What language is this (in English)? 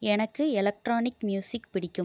Tamil